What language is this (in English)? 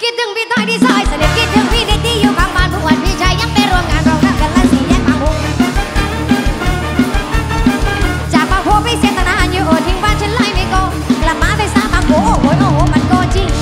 Thai